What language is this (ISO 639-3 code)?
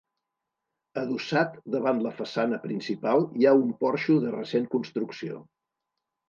cat